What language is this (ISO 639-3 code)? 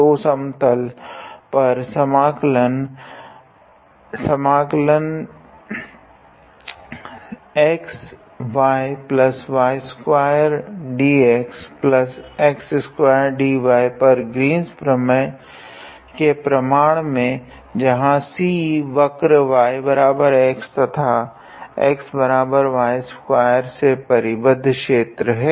hin